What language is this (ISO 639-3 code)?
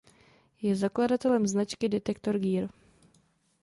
ces